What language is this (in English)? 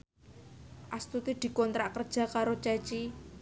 Javanese